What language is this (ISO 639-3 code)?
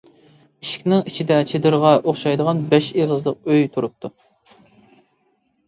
uig